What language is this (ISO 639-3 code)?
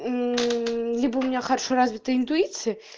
rus